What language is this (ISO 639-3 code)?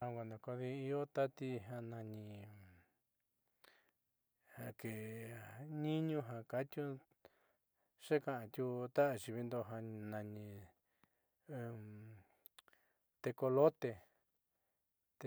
mxy